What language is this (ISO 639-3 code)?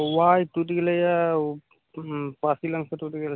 mai